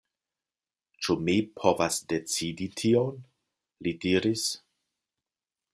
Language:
Esperanto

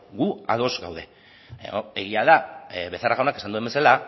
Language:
Basque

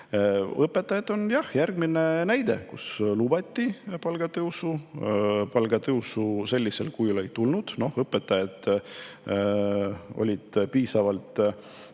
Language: Estonian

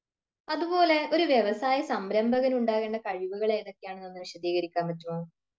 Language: Malayalam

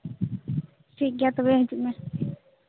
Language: Santali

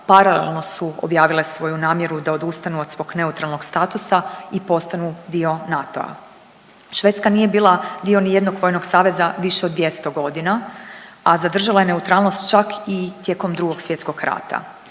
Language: Croatian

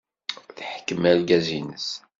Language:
Kabyle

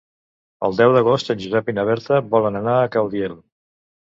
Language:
Catalan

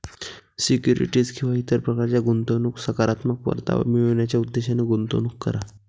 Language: Marathi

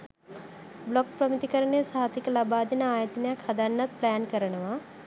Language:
Sinhala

